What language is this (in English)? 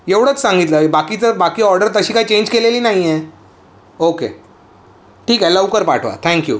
Marathi